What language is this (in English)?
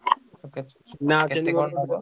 Odia